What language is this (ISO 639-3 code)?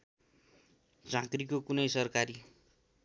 nep